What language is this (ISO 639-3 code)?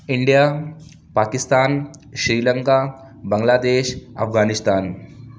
urd